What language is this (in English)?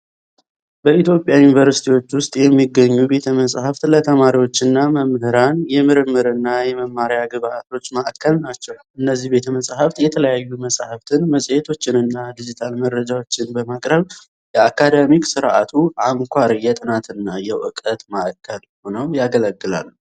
Amharic